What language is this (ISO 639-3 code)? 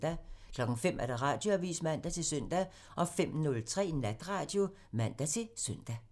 dan